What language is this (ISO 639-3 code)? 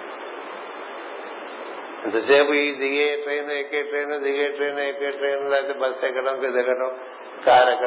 tel